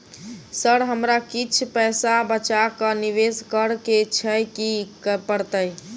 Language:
Maithili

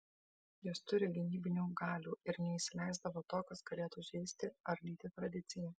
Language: Lithuanian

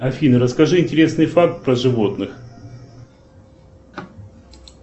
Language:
Russian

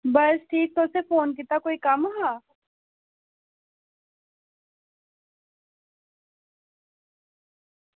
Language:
Dogri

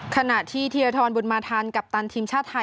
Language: Thai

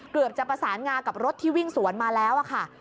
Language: Thai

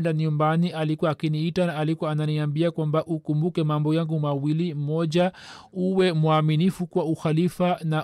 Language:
Swahili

